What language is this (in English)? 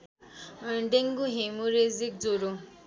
Nepali